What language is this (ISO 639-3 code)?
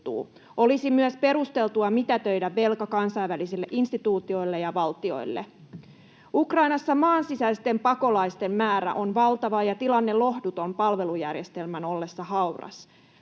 fin